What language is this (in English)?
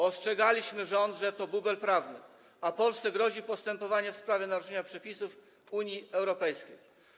Polish